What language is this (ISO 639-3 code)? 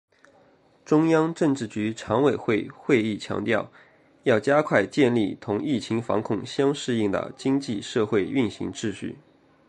zho